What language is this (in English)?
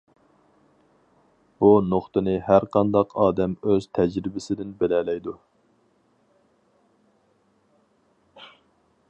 Uyghur